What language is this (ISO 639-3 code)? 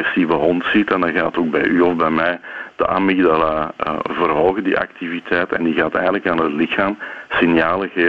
nld